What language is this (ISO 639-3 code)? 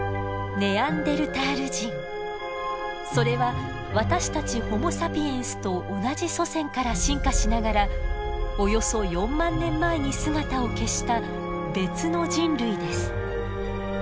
jpn